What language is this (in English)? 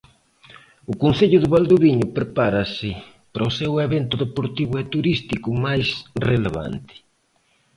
Galician